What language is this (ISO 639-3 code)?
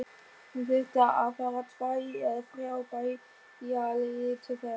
isl